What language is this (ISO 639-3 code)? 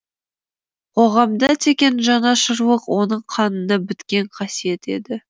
kaz